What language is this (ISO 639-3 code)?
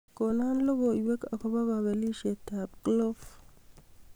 kln